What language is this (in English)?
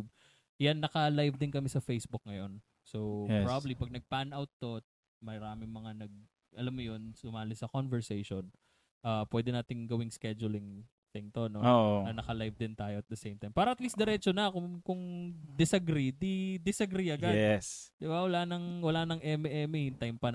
Filipino